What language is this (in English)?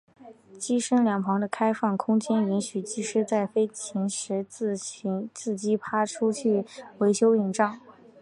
Chinese